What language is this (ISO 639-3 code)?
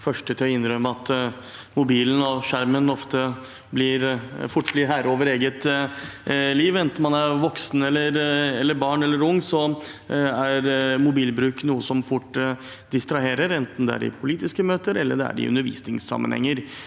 nor